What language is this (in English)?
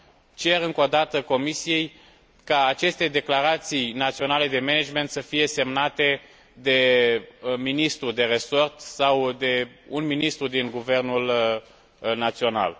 Romanian